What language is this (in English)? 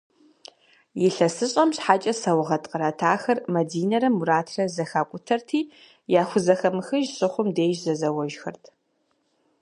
Kabardian